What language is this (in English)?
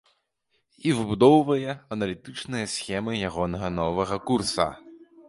Belarusian